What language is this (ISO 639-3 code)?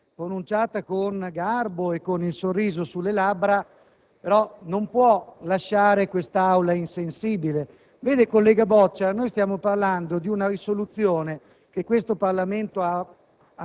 ita